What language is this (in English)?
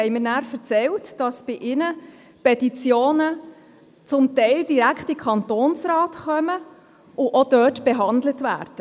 Swiss German